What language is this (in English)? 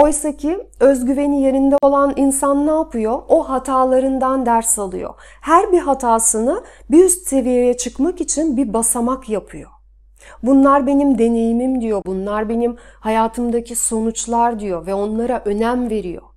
Turkish